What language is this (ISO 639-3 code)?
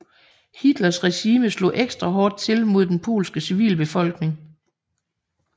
dan